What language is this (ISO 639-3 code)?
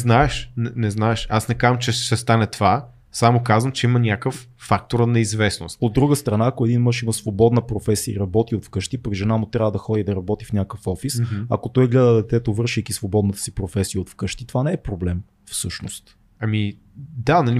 bul